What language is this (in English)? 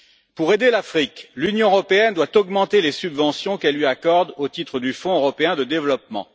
French